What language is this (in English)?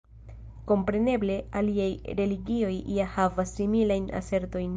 Esperanto